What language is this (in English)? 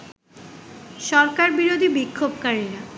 Bangla